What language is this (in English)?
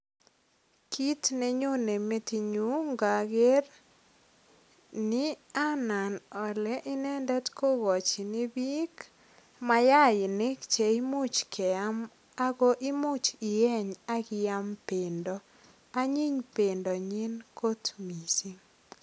Kalenjin